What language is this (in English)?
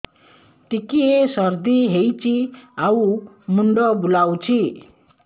Odia